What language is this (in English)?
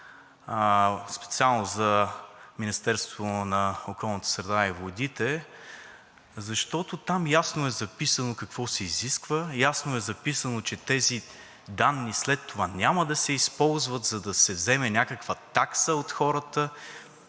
Bulgarian